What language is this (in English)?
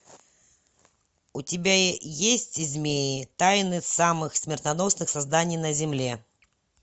Russian